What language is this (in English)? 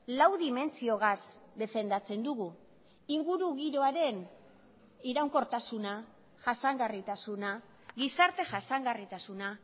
Basque